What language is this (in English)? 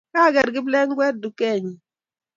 Kalenjin